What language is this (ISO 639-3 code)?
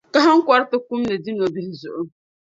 dag